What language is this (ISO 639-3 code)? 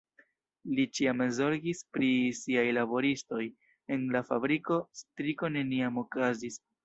epo